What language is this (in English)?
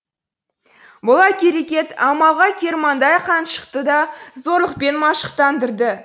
Kazakh